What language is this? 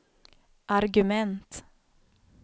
Swedish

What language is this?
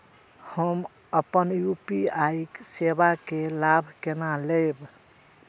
Maithili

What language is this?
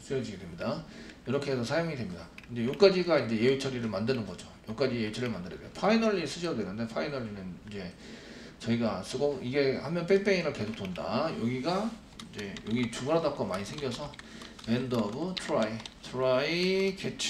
Korean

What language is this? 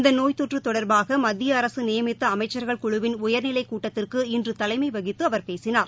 Tamil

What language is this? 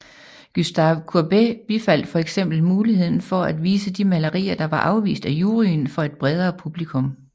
Danish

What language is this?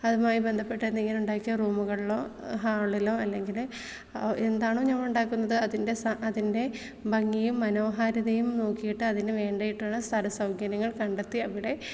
Malayalam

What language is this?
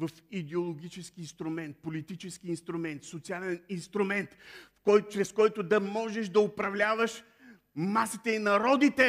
Bulgarian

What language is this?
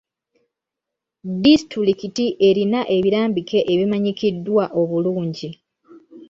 Ganda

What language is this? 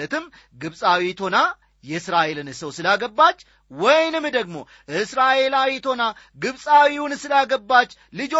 Amharic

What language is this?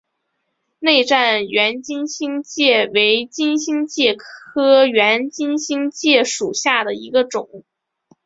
Chinese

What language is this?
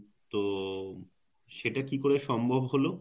Bangla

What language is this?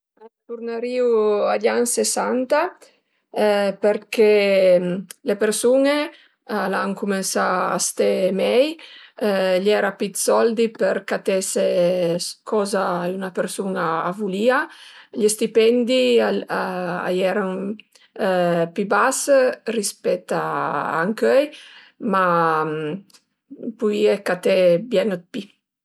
Piedmontese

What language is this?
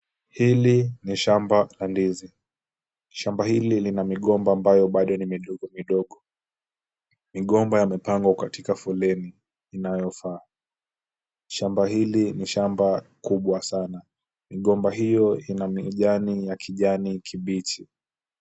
Swahili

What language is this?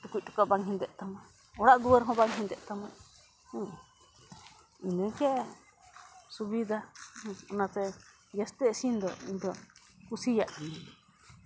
Santali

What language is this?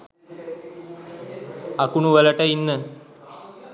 Sinhala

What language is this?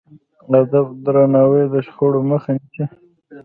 Pashto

